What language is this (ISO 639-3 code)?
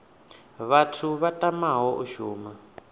ven